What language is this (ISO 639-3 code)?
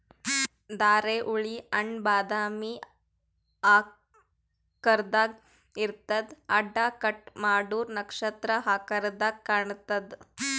kan